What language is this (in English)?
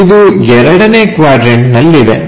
Kannada